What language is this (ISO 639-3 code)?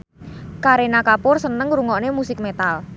jav